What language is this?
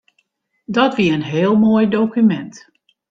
Western Frisian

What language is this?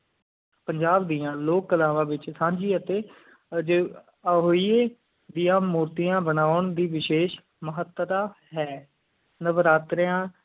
Punjabi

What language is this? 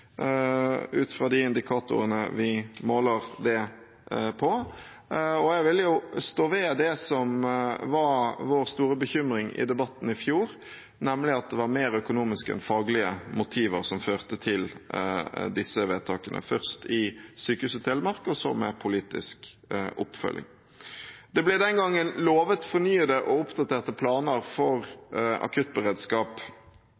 Norwegian Bokmål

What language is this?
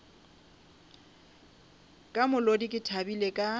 Northern Sotho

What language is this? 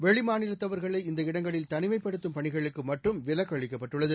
Tamil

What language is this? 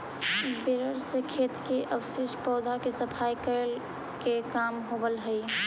Magahi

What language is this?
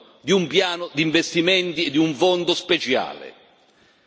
Italian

